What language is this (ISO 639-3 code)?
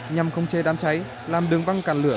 vie